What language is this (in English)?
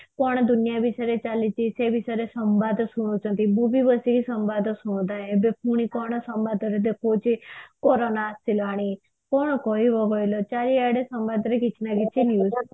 Odia